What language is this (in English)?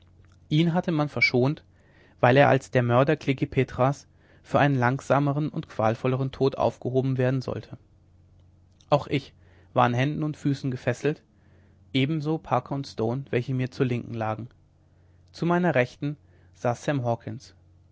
German